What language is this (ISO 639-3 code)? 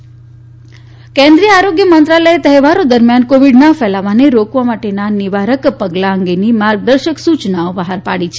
guj